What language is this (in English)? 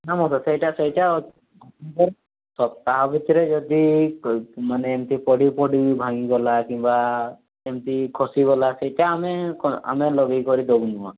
Odia